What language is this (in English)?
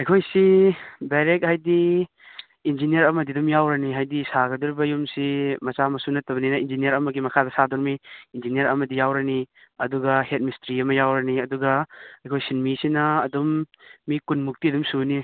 Manipuri